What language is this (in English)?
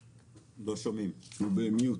Hebrew